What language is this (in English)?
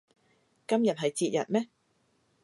Cantonese